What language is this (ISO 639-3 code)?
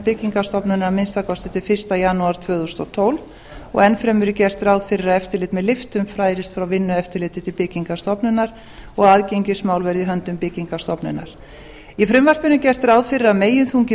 isl